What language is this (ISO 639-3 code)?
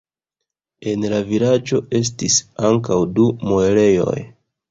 epo